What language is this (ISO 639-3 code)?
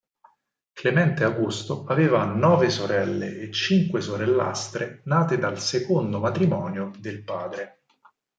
ita